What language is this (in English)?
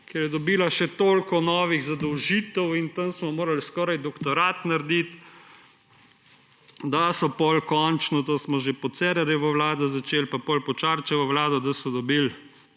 Slovenian